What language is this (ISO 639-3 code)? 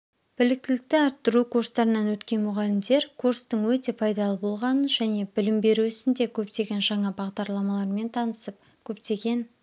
kaz